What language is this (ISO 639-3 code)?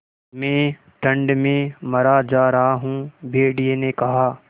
hin